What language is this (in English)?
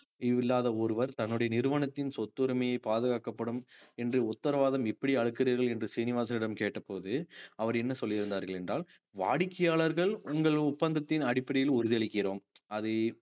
Tamil